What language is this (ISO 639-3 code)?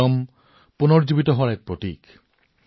asm